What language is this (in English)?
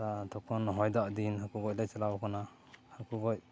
Santali